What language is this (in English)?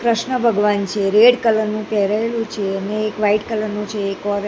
Gujarati